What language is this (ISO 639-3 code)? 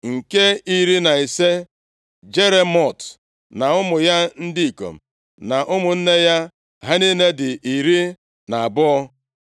ibo